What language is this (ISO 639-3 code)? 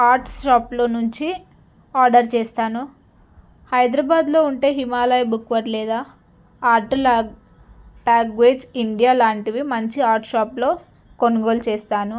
tel